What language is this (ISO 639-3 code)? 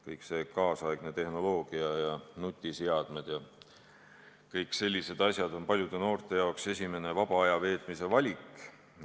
est